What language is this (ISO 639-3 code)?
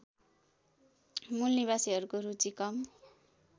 nep